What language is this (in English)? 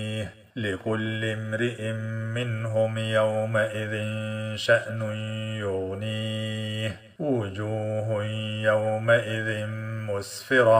Arabic